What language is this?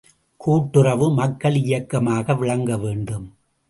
Tamil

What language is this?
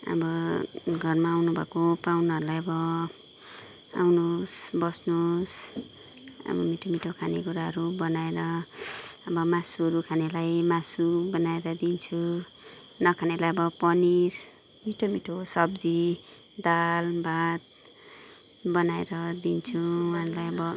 Nepali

